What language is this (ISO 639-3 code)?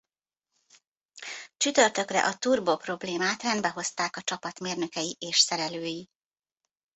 hun